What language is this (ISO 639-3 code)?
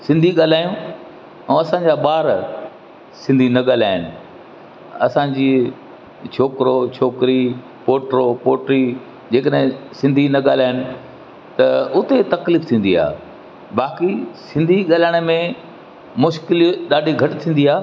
snd